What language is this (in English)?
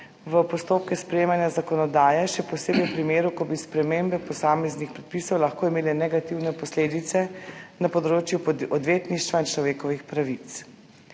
Slovenian